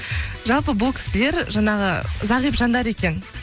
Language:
Kazakh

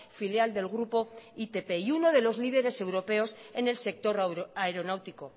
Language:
Spanish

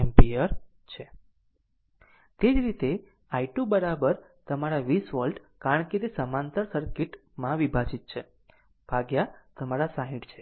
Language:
Gujarati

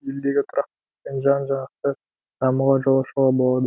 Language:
Kazakh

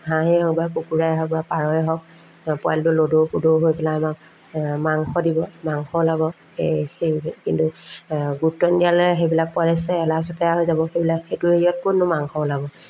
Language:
Assamese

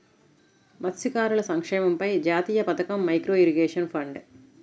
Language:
Telugu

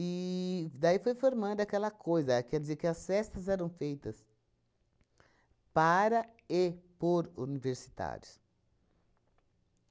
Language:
Portuguese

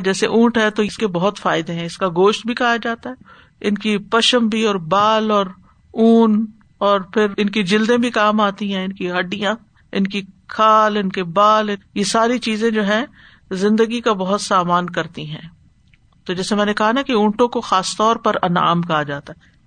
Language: Urdu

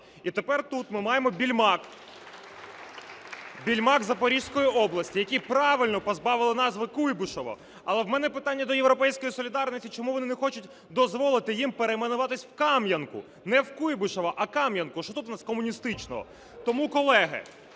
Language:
Ukrainian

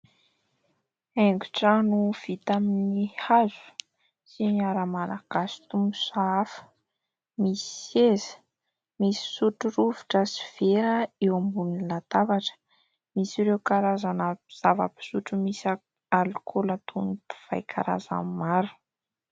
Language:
Malagasy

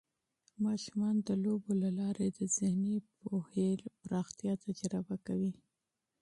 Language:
Pashto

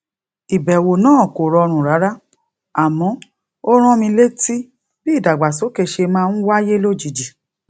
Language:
Yoruba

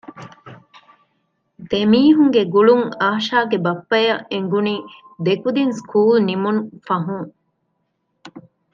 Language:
Divehi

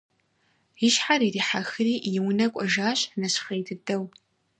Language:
Kabardian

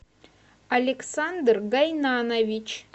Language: Russian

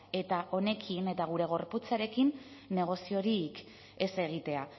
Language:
Basque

